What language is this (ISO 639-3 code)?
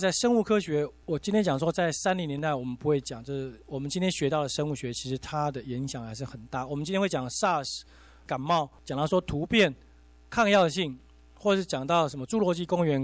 zho